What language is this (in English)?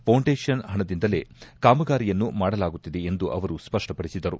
Kannada